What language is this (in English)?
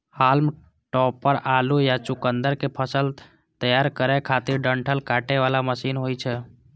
Maithili